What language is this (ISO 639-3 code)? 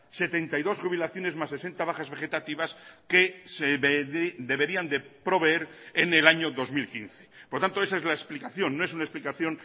spa